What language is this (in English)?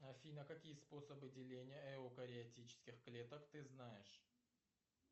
Russian